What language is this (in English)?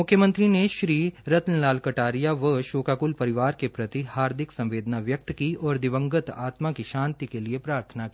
Hindi